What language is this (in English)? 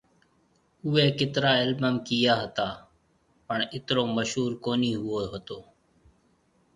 Marwari (Pakistan)